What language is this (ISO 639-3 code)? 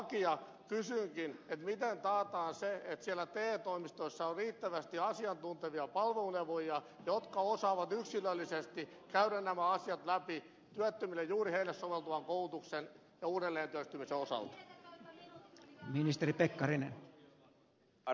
fin